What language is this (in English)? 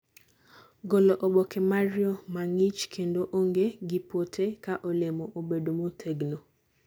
Luo (Kenya and Tanzania)